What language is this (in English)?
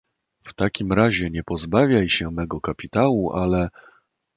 Polish